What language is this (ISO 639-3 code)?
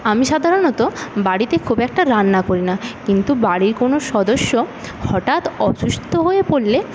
ben